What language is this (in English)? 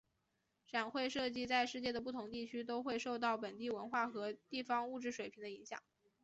Chinese